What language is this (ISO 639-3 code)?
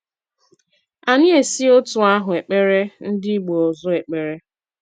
ibo